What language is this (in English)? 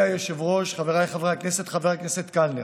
Hebrew